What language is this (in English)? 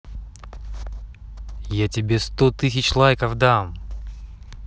Russian